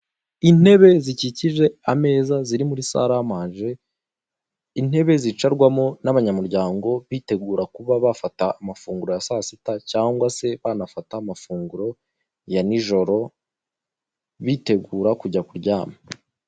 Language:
Kinyarwanda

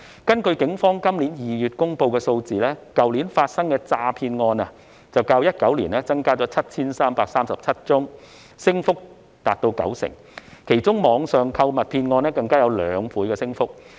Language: Cantonese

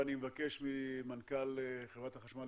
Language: Hebrew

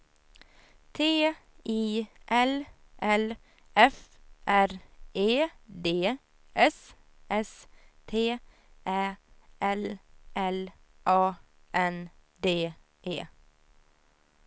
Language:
Swedish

